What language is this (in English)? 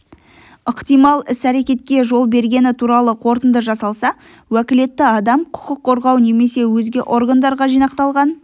Kazakh